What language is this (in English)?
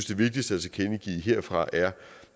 Danish